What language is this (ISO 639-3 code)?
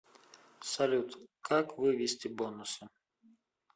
rus